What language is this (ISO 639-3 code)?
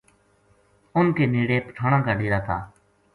gju